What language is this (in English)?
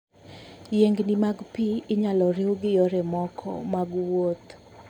Luo (Kenya and Tanzania)